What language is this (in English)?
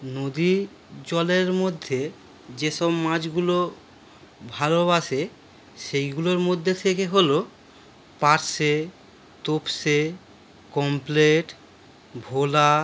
Bangla